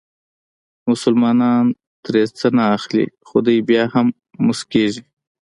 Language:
Pashto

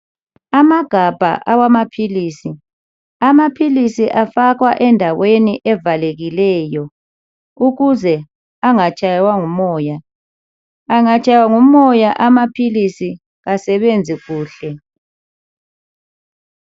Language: North Ndebele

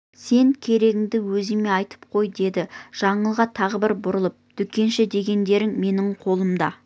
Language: Kazakh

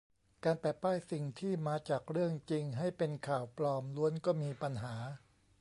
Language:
Thai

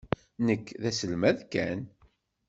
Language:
Kabyle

